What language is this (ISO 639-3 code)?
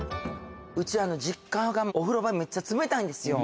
jpn